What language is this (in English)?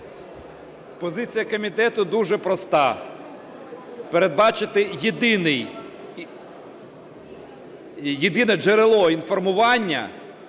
Ukrainian